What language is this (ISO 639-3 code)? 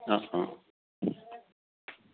asm